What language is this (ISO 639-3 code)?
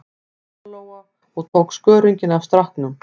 isl